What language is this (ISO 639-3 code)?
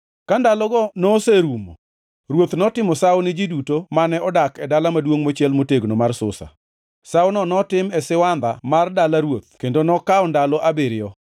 luo